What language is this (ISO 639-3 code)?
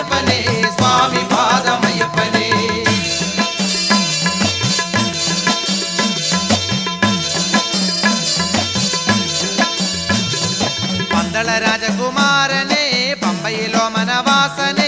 mal